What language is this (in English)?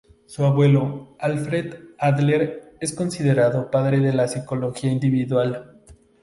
Spanish